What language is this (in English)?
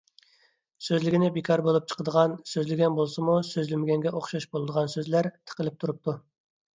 Uyghur